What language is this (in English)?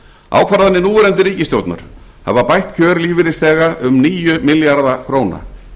Icelandic